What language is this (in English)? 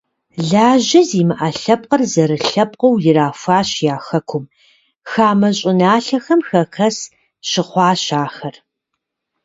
Kabardian